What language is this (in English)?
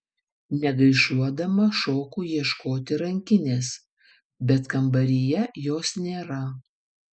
Lithuanian